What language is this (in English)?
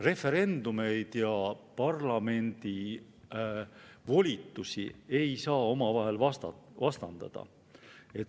Estonian